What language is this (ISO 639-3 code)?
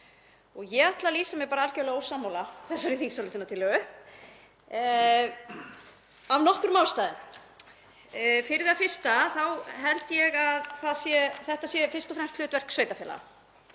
isl